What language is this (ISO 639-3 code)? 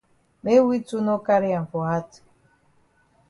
wes